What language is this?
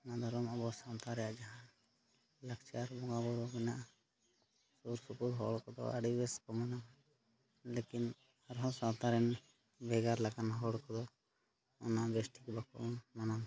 Santali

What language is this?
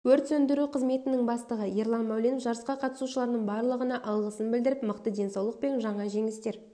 Kazakh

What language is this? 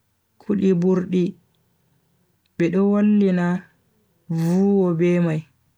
Bagirmi Fulfulde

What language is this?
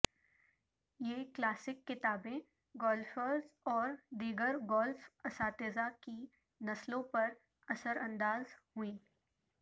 Urdu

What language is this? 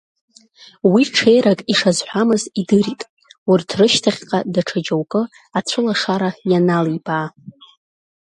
Abkhazian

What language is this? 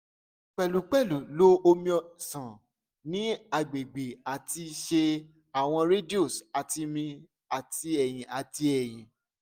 Yoruba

